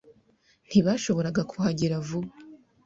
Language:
Kinyarwanda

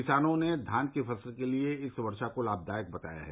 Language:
Hindi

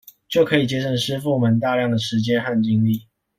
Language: Chinese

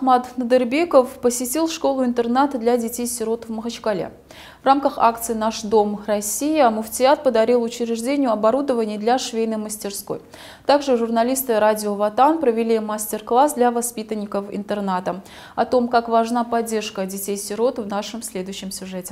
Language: Russian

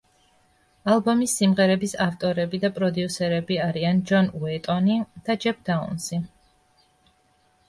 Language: Georgian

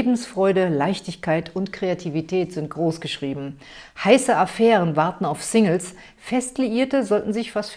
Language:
German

